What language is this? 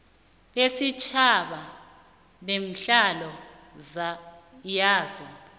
South Ndebele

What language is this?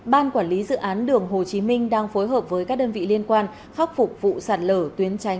Vietnamese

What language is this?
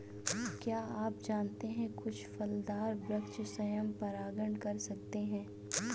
Hindi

